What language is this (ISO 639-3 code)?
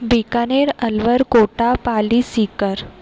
snd